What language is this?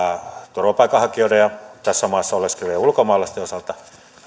Finnish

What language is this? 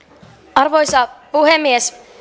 Finnish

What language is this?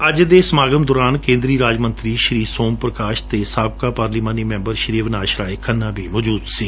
Punjabi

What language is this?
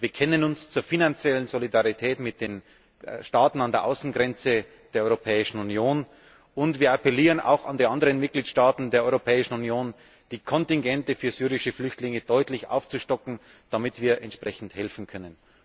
German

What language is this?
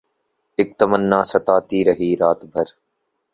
Urdu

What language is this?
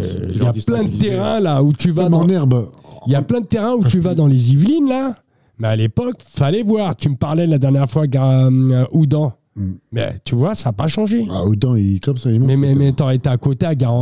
French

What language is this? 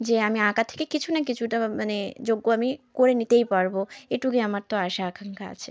Bangla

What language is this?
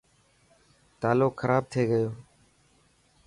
Dhatki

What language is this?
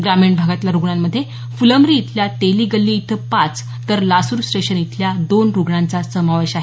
Marathi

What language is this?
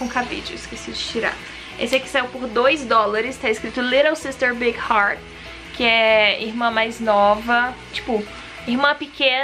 Portuguese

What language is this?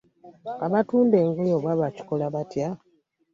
Ganda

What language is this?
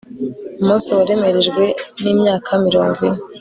Kinyarwanda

